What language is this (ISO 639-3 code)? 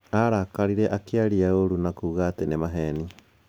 kik